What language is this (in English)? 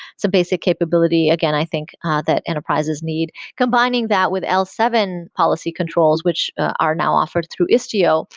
English